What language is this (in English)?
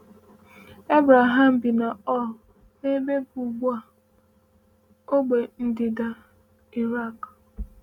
Igbo